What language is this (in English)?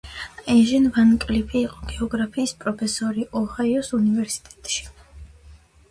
Georgian